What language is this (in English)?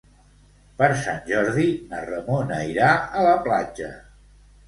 Catalan